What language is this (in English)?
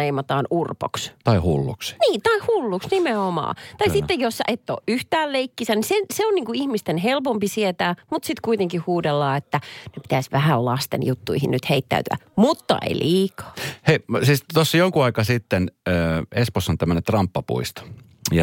Finnish